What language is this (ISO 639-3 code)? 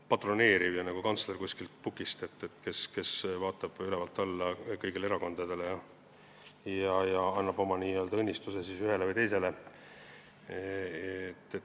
est